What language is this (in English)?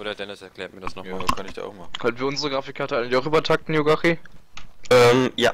German